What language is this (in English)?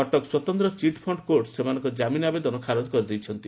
Odia